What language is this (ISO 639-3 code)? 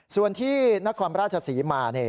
tha